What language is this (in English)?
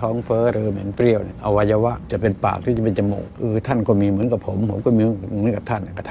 Thai